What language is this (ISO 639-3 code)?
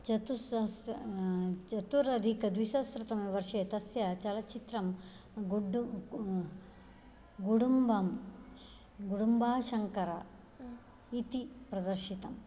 san